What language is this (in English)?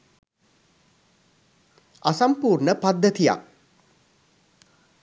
Sinhala